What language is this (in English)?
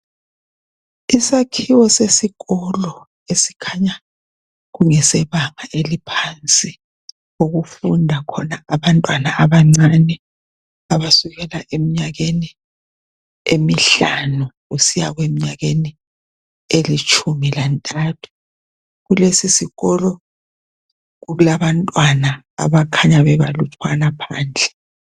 North Ndebele